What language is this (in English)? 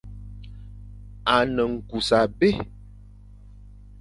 Fang